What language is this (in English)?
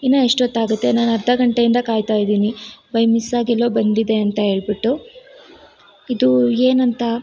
Kannada